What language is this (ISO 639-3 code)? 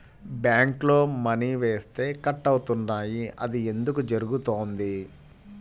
tel